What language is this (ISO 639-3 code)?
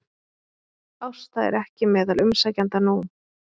isl